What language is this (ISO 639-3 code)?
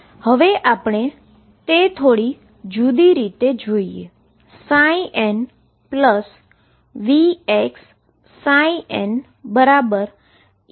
guj